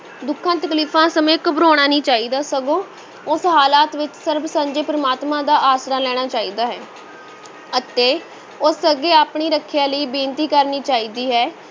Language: Punjabi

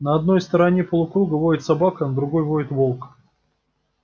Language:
Russian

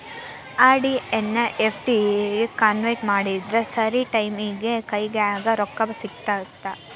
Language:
Kannada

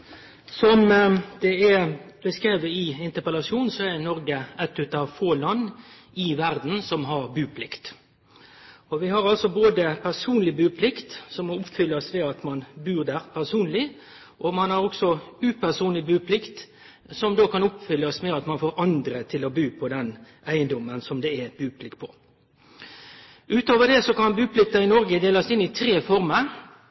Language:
Norwegian Nynorsk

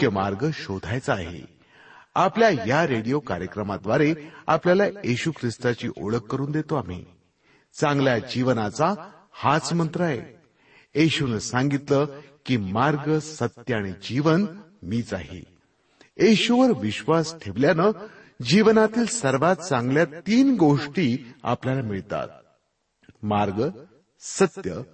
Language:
Marathi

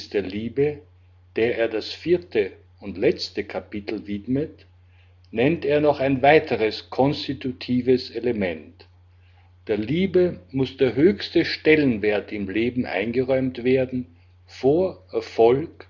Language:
German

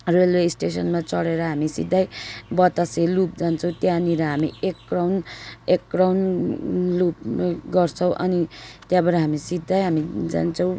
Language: Nepali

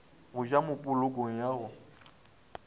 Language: Northern Sotho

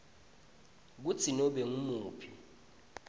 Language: Swati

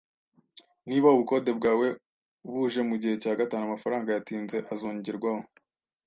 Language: Kinyarwanda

